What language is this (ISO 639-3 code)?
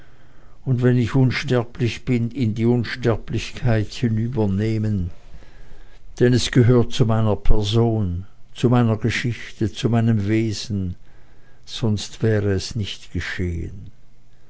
deu